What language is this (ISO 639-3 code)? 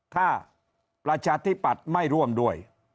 tha